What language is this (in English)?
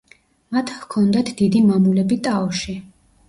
Georgian